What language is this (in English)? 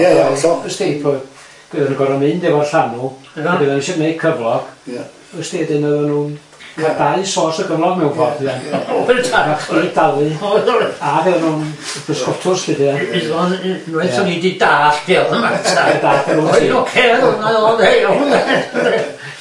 Welsh